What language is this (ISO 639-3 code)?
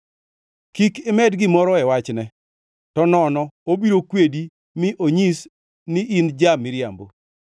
luo